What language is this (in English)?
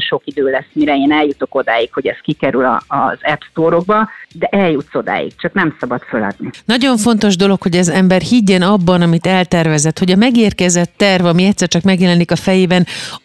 Hungarian